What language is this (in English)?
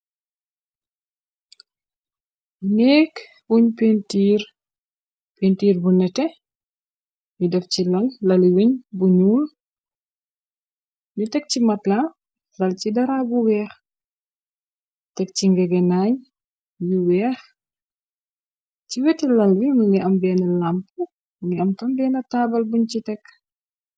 Wolof